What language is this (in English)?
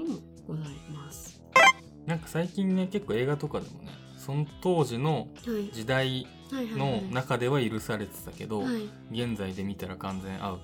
Japanese